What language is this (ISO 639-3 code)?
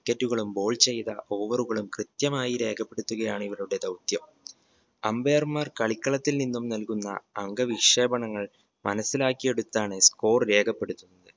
mal